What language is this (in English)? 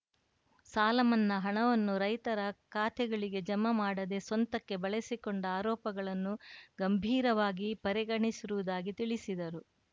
Kannada